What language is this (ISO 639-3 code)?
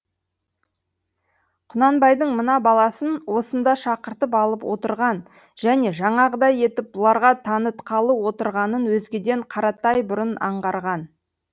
kaz